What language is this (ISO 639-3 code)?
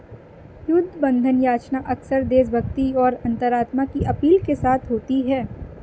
hin